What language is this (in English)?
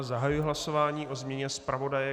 Czech